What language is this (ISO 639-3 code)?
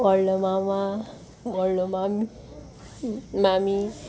kok